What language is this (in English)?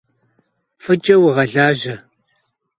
Kabardian